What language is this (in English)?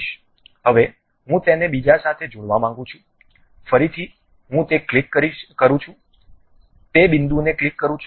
Gujarati